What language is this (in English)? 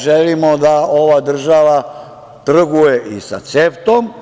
Serbian